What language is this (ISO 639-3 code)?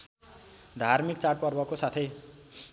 nep